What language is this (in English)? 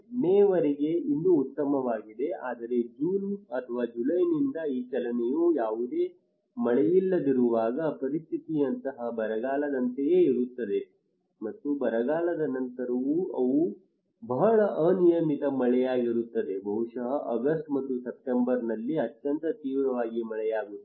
Kannada